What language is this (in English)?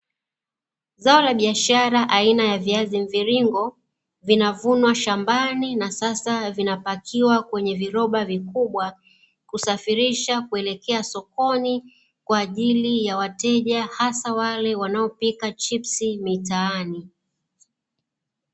Swahili